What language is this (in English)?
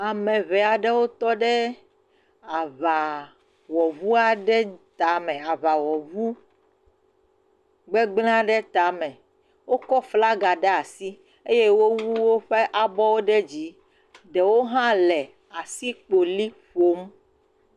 Ewe